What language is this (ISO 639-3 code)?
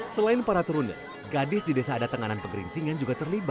ind